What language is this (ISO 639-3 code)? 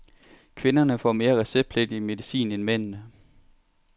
dan